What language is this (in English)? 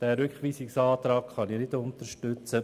Swiss German